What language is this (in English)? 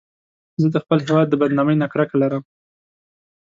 Pashto